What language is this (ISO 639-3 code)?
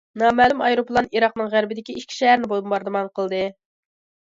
uig